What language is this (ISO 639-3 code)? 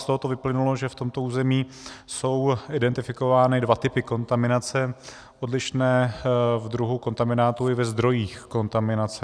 ces